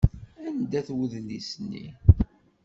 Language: Kabyle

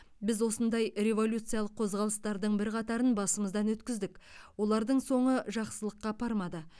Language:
Kazakh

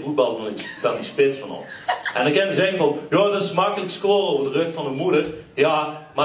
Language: Dutch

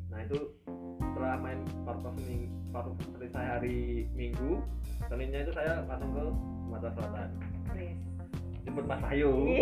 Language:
Indonesian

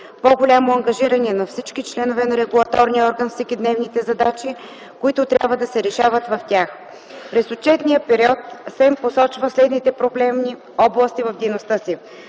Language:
Bulgarian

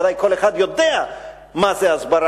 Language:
Hebrew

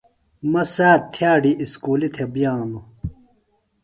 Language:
Phalura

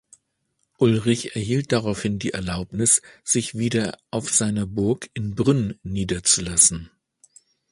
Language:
German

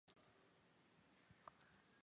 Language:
Chinese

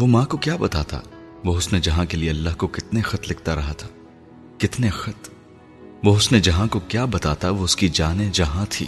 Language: Urdu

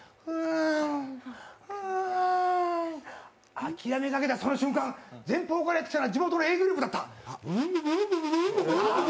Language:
Japanese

